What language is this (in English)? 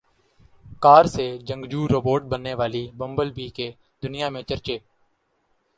Urdu